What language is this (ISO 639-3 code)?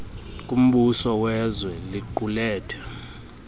xho